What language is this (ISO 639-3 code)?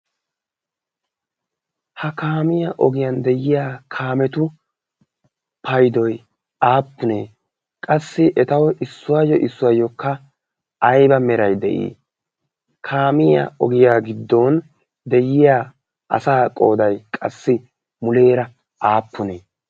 wal